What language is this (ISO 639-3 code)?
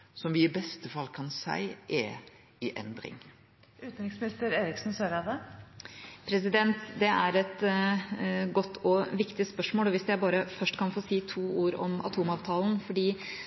nor